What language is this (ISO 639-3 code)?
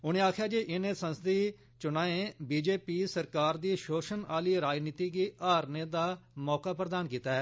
doi